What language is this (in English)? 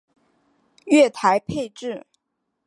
Chinese